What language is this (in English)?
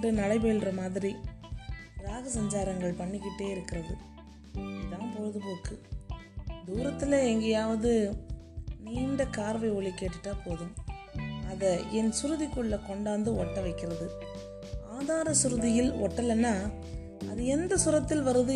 Tamil